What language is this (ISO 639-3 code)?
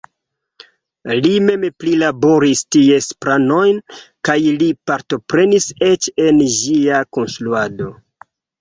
epo